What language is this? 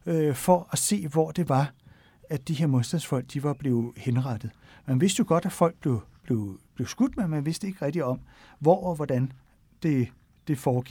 Danish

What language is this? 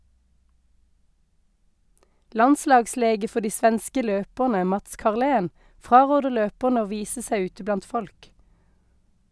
Norwegian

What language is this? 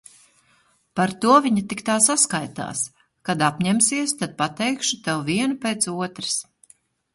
Latvian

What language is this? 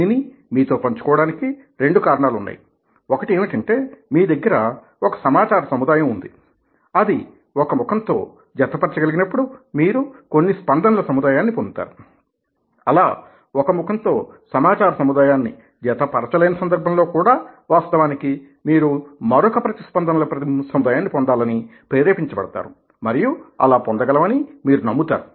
Telugu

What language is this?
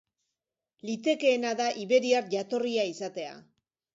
Basque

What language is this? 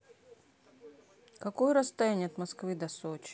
Russian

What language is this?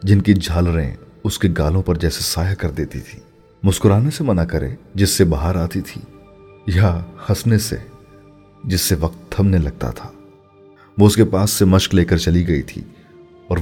Urdu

